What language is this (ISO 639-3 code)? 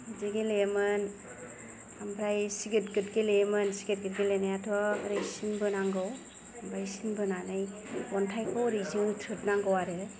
brx